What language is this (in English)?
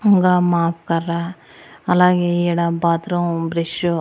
Telugu